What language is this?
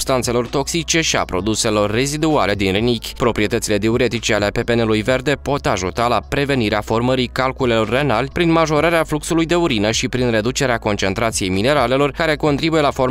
Romanian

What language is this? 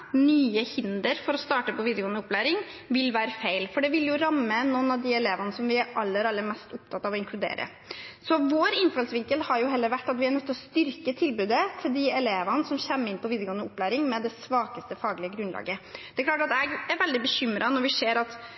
Norwegian Bokmål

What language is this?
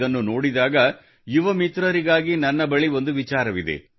Kannada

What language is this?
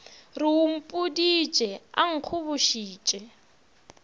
Northern Sotho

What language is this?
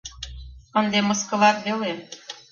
Mari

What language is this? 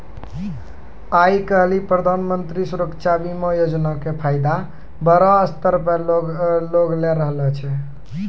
Maithili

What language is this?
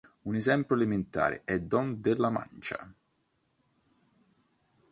Italian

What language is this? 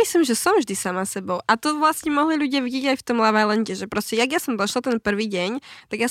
Slovak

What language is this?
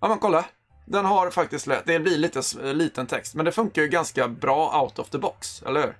Swedish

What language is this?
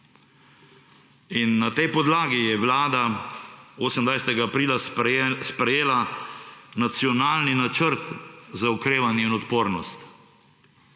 Slovenian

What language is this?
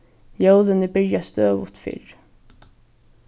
Faroese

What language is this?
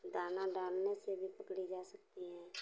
Hindi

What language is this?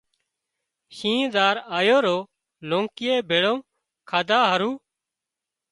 Wadiyara Koli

